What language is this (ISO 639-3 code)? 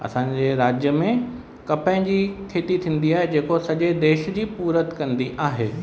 snd